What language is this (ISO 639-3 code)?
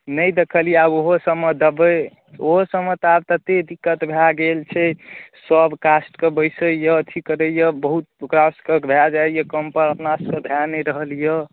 mai